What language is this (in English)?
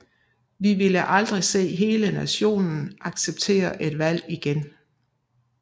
Danish